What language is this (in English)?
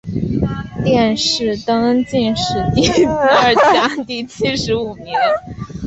Chinese